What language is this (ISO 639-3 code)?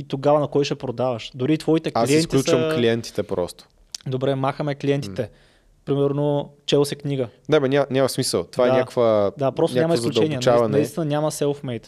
bul